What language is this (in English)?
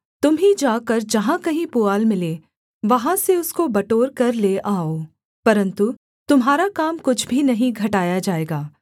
Hindi